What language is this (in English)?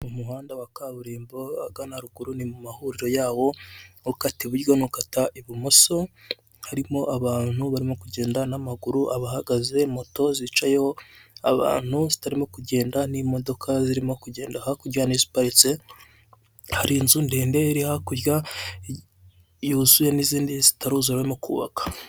Kinyarwanda